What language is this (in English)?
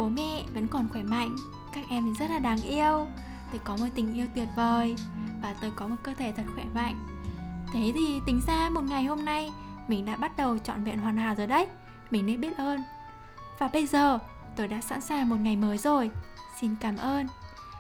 Vietnamese